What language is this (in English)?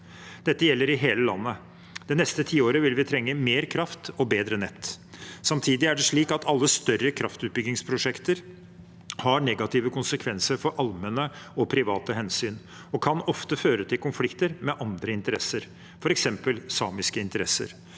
Norwegian